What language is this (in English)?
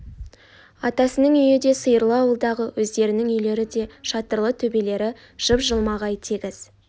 Kazakh